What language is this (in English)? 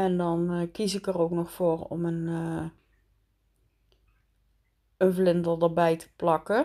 Dutch